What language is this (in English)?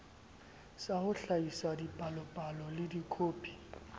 Southern Sotho